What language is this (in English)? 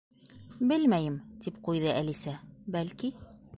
Bashkir